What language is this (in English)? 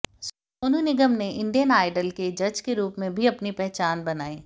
Hindi